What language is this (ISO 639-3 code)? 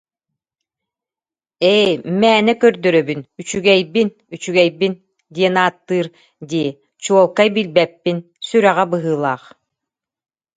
sah